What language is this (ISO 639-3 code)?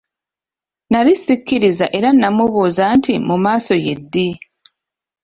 lug